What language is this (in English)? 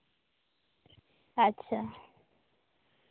Santali